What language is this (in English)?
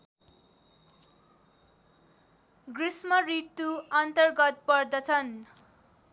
Nepali